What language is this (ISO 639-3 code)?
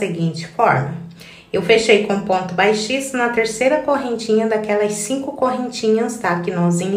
por